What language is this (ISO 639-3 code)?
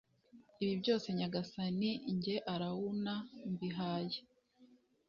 kin